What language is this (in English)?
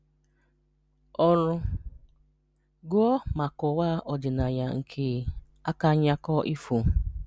Igbo